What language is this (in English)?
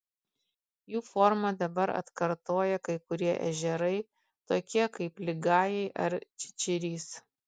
Lithuanian